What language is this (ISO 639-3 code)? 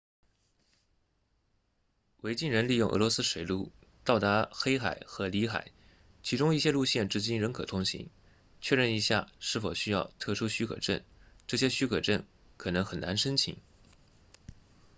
zho